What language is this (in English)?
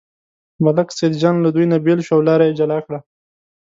Pashto